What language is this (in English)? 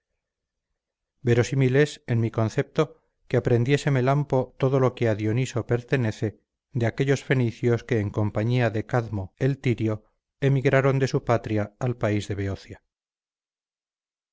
Spanish